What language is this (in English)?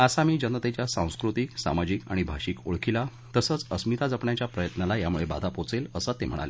Marathi